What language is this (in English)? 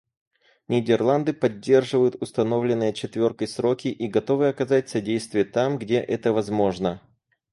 Russian